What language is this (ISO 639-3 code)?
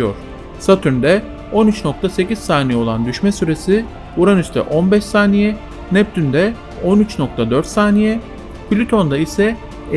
tur